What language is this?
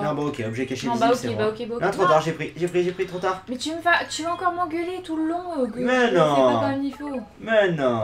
French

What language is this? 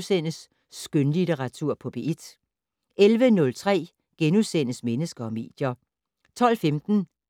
Danish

